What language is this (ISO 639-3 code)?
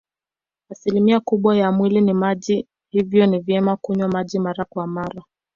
swa